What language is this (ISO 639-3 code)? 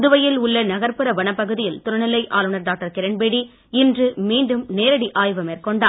tam